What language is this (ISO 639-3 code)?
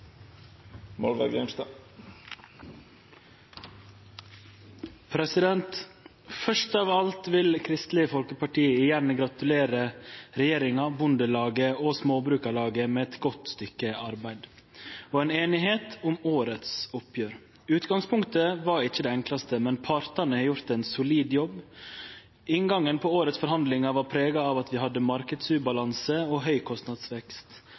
nor